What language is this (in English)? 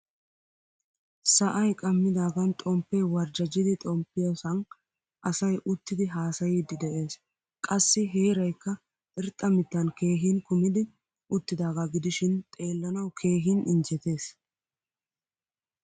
Wolaytta